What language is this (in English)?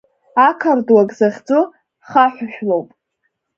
Abkhazian